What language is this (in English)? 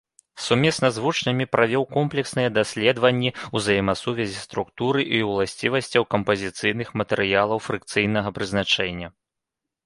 Belarusian